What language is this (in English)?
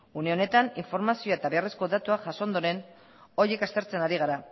Basque